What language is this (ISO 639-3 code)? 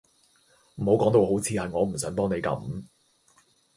yue